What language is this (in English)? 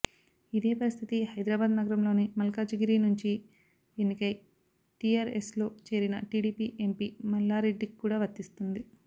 Telugu